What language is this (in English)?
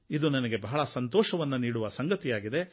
Kannada